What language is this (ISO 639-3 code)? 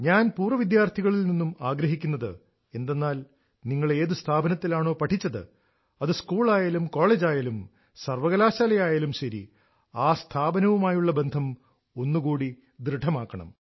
mal